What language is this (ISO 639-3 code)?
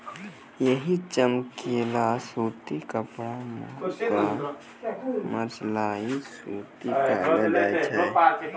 mai